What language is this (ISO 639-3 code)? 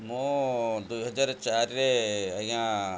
ori